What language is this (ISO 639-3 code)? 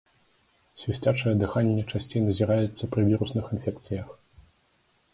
bel